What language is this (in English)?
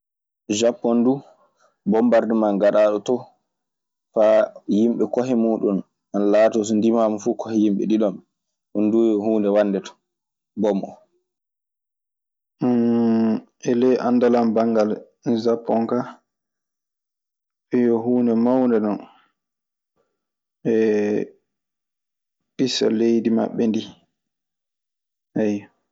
Maasina Fulfulde